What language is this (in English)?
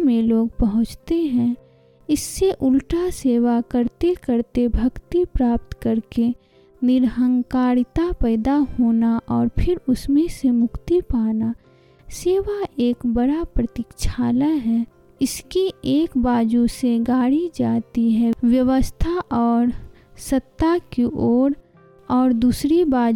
Hindi